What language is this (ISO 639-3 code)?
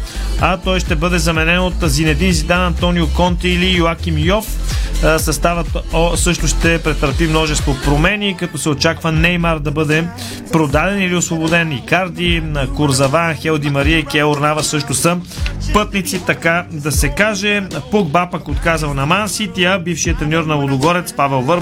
bul